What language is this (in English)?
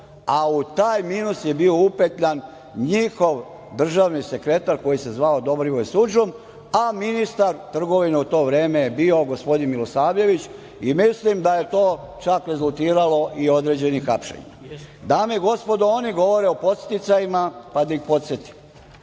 Serbian